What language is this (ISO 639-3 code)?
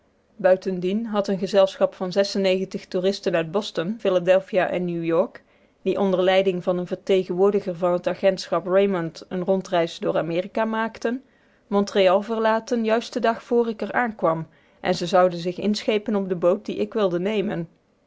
nld